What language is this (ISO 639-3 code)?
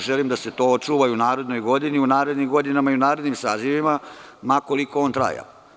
srp